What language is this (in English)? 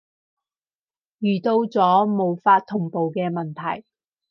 Cantonese